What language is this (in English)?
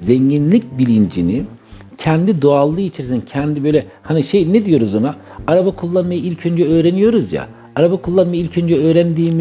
Turkish